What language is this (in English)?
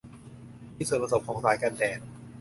Thai